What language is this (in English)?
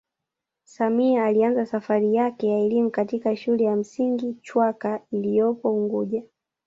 Swahili